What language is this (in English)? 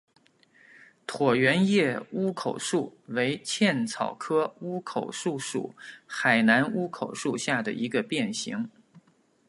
Chinese